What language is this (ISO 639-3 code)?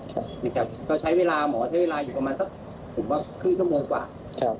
tha